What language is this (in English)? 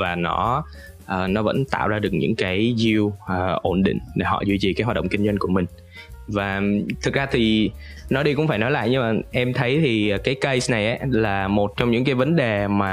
Vietnamese